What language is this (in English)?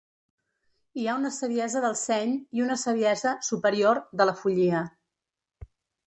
Catalan